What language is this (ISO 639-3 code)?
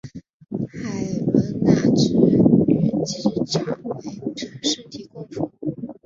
zho